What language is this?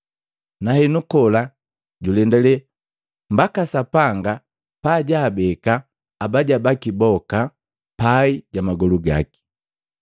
Matengo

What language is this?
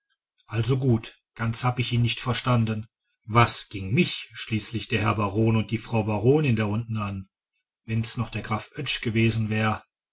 German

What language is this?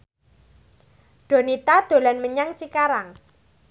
Javanese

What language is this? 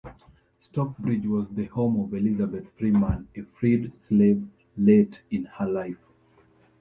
English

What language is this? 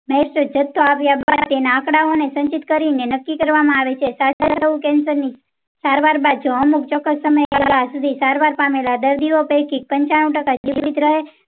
Gujarati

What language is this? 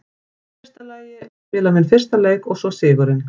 Icelandic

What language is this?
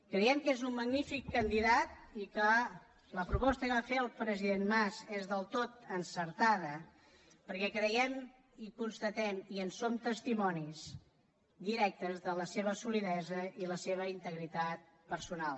Catalan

